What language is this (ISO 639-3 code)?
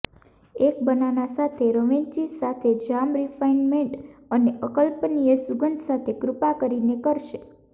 guj